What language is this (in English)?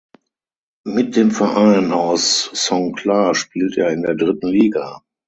German